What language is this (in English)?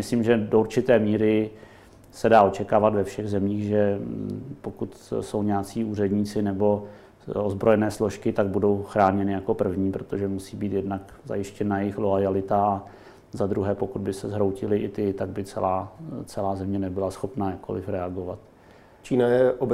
Czech